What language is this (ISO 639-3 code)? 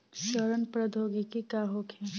bho